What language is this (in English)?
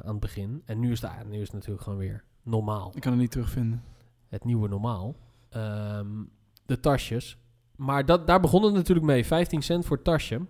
Dutch